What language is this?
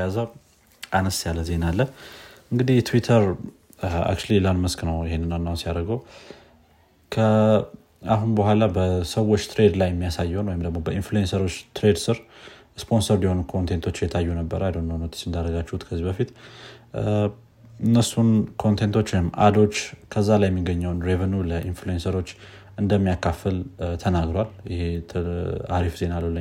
Amharic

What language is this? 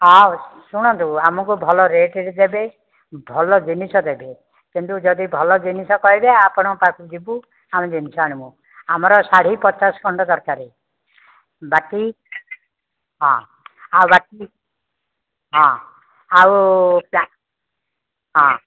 Odia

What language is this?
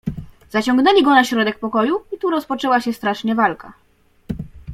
Polish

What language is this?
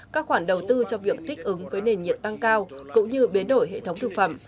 Vietnamese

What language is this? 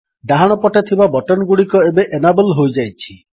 Odia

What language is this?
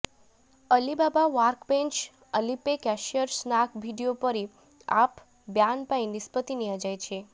Odia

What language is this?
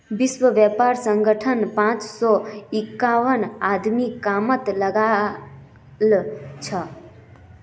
Magahi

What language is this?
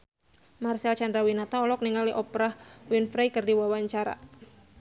Sundanese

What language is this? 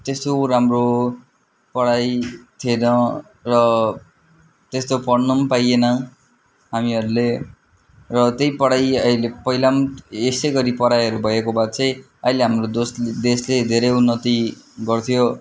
Nepali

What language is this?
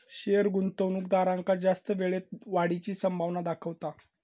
Marathi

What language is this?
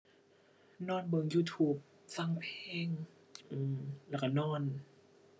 Thai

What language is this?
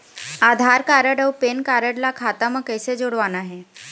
Chhattisgarhi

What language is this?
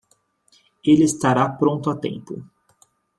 Portuguese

